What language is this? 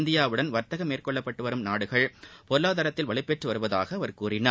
Tamil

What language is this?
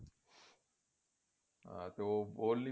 Punjabi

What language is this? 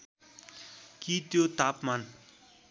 Nepali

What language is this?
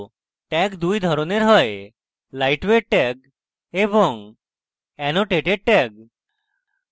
Bangla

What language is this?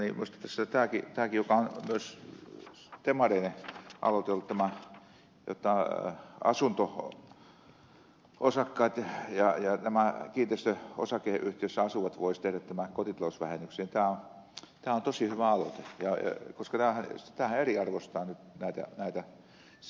Finnish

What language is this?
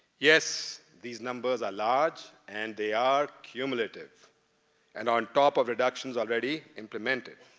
English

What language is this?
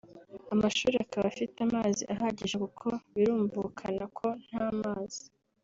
Kinyarwanda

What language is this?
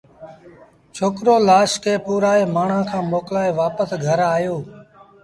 Sindhi Bhil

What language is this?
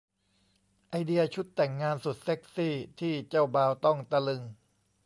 Thai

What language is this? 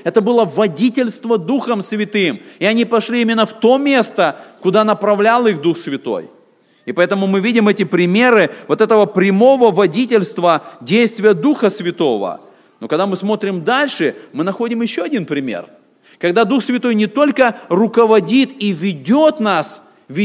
Russian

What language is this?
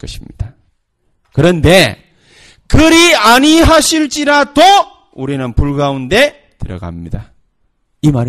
Korean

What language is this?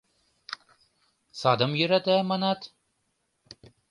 Mari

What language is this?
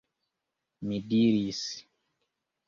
Esperanto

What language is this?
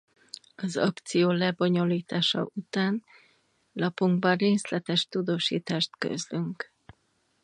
Hungarian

